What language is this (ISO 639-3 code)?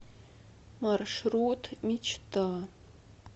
rus